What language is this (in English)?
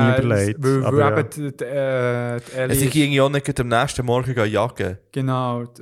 German